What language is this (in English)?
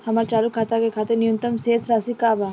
Bhojpuri